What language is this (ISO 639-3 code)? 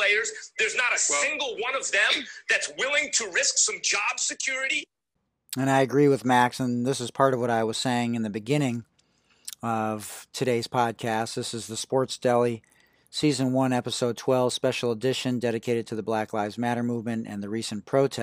eng